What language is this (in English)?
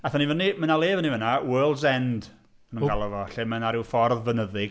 Welsh